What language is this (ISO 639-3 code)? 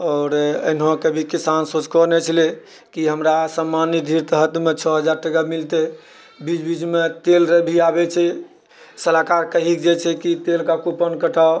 mai